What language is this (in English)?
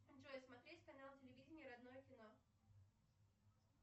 Russian